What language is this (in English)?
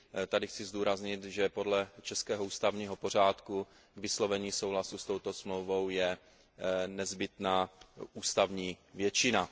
Czech